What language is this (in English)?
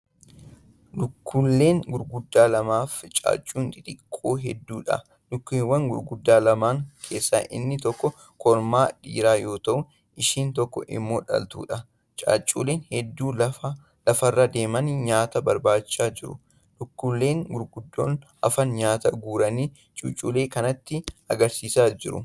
Oromo